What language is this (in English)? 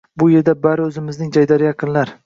Uzbek